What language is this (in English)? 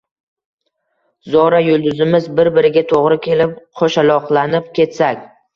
Uzbek